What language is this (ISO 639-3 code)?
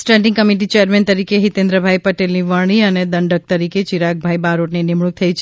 guj